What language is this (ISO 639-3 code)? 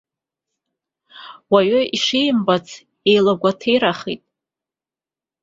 abk